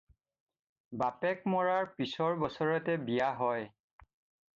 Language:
Assamese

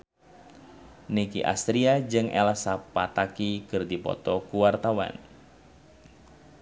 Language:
Sundanese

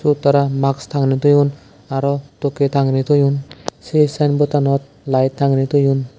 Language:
Chakma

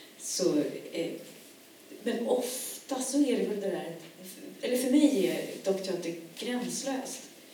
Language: Swedish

